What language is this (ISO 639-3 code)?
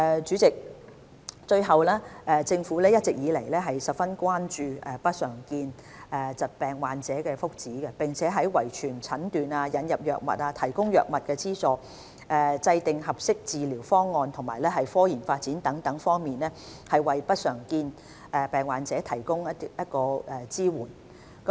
yue